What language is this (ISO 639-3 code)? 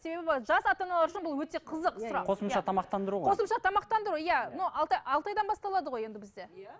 kaz